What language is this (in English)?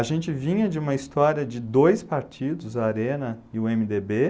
Portuguese